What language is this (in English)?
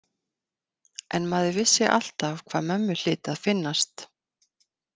Icelandic